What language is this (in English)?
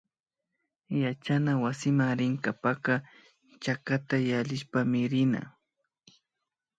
Imbabura Highland Quichua